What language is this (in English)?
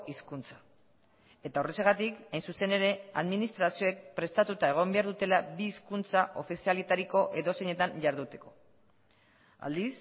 Basque